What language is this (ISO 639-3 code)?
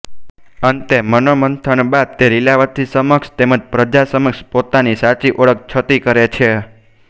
guj